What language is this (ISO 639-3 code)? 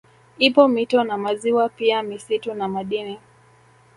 swa